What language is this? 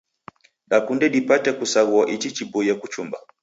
Taita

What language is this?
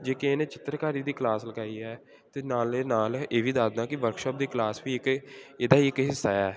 Punjabi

